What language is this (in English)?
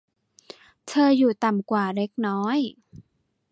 Thai